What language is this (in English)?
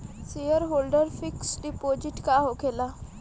Bhojpuri